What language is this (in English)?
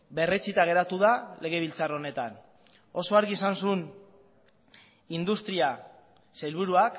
Basque